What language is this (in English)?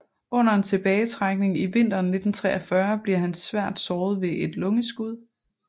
Danish